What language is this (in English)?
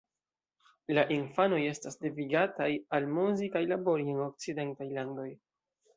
Esperanto